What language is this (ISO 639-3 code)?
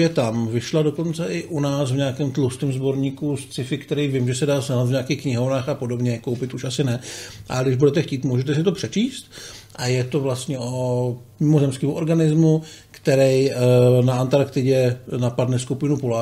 ces